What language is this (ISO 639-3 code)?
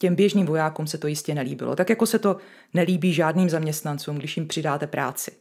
ces